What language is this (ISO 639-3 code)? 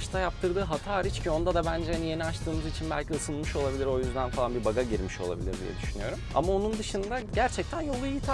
tur